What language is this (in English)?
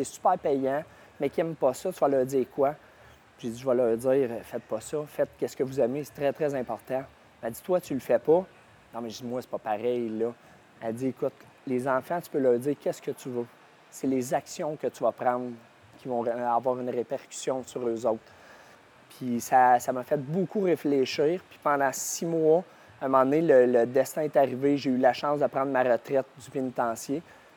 French